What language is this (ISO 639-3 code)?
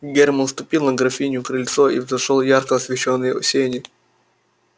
rus